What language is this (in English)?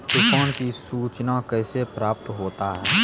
Maithili